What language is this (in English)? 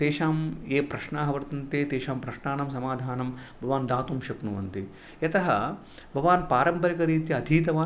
Sanskrit